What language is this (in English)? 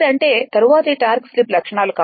Telugu